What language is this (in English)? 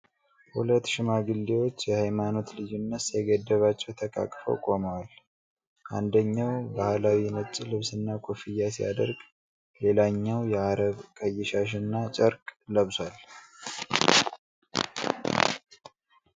Amharic